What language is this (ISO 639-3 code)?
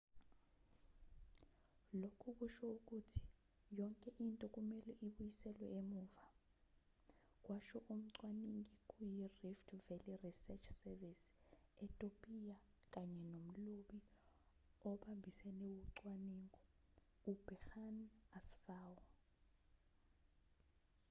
zul